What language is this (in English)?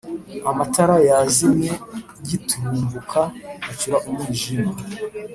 Kinyarwanda